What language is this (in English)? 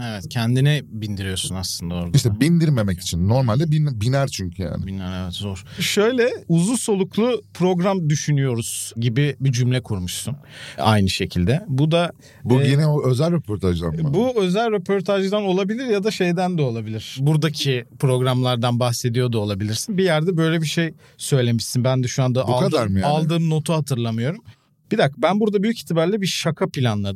Turkish